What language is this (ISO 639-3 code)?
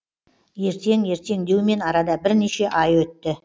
kaz